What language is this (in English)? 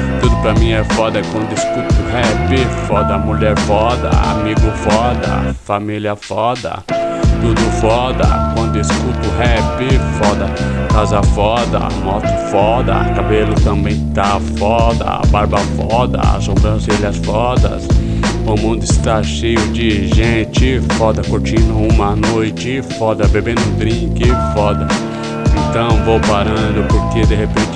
Portuguese